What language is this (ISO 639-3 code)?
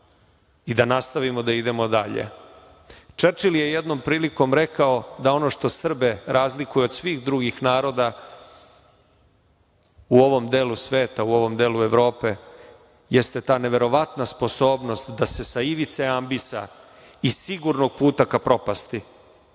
srp